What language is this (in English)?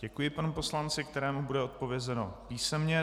Czech